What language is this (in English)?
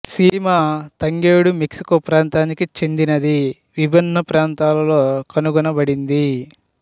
Telugu